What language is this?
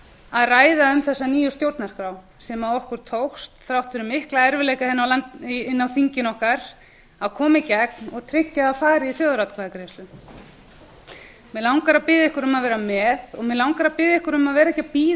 Icelandic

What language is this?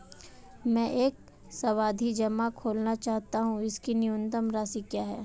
Hindi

